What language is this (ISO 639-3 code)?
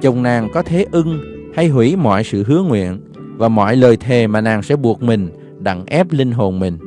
vie